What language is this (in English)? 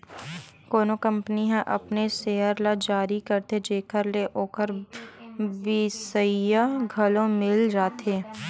Chhattisgarhi